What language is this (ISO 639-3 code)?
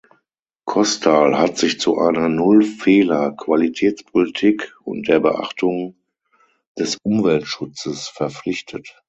deu